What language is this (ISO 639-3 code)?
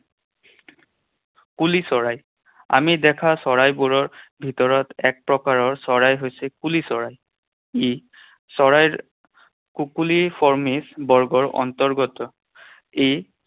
asm